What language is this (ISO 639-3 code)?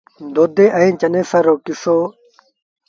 sbn